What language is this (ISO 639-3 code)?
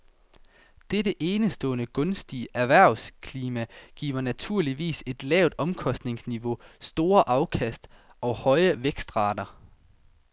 dan